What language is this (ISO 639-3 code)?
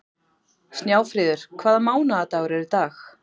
isl